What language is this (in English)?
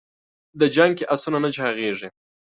Pashto